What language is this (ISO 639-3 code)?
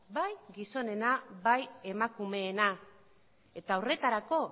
eus